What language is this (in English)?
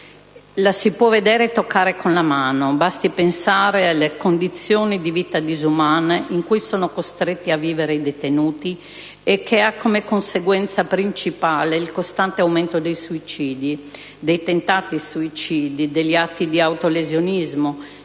Italian